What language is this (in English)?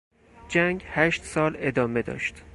Persian